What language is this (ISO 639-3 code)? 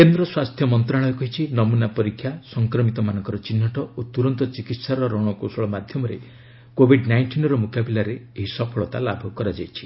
ori